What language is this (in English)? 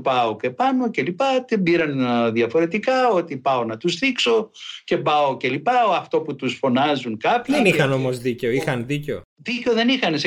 Greek